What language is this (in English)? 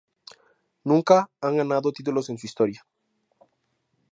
Spanish